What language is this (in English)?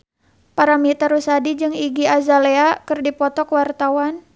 Sundanese